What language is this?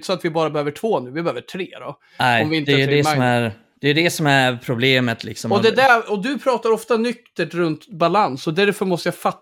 Swedish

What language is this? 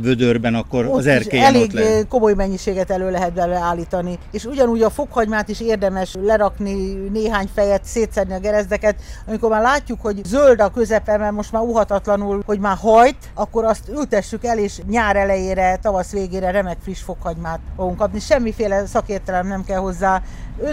Hungarian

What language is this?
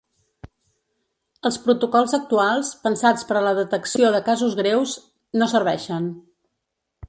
Catalan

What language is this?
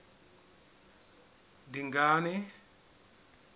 Southern Sotho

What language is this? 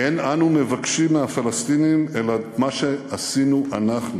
Hebrew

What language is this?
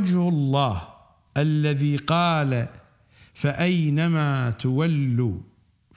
Arabic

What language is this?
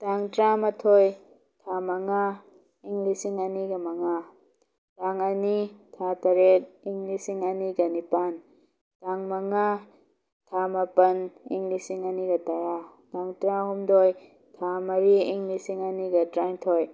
Manipuri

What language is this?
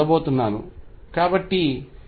Telugu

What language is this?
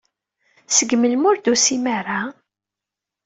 Kabyle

